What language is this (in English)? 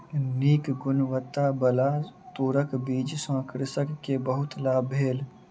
Maithili